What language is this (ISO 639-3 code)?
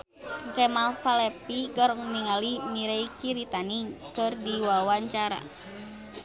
sun